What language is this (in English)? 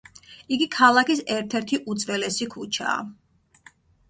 Georgian